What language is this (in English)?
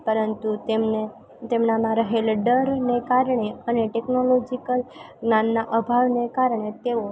Gujarati